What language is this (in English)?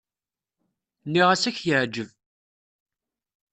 Kabyle